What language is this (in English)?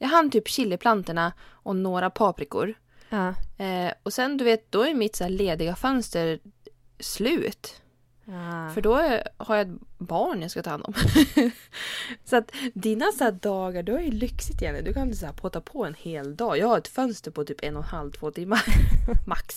Swedish